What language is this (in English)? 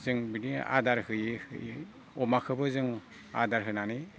Bodo